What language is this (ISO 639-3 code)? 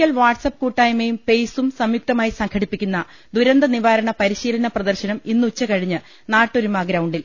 mal